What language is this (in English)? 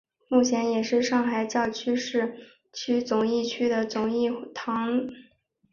Chinese